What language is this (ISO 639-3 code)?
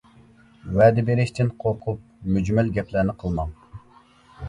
uig